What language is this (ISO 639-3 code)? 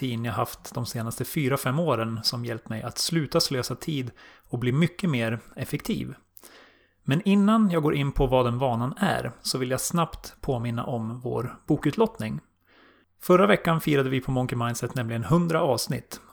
swe